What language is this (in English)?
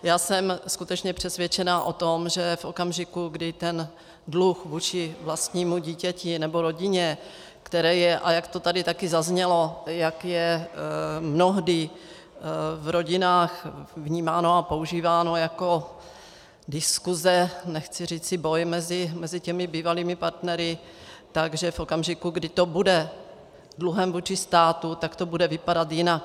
Czech